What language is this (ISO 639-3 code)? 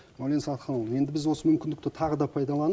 kaz